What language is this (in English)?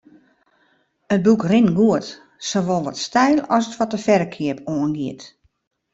Western Frisian